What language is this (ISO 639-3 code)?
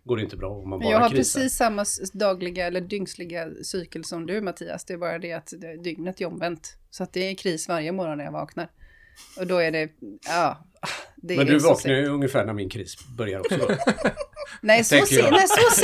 swe